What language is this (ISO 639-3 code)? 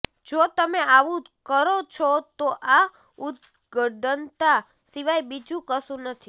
guj